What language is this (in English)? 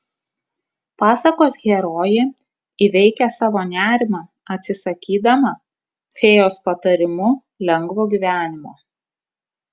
Lithuanian